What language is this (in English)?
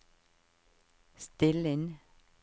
Norwegian